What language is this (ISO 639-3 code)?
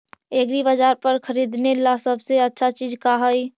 mag